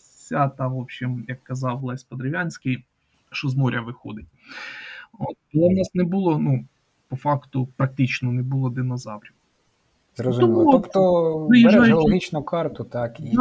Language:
Ukrainian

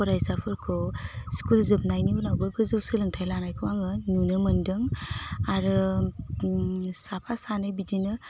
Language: Bodo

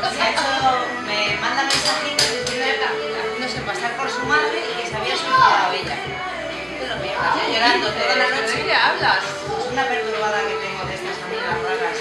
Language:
Spanish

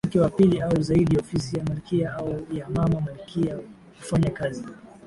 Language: Swahili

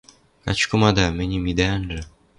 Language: Western Mari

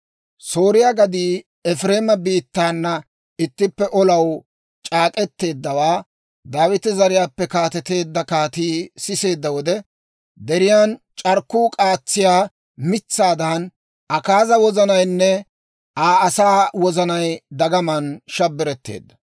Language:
Dawro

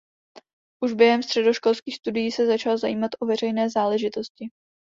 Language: Czech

